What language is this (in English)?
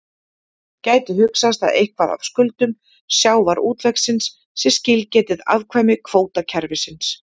Icelandic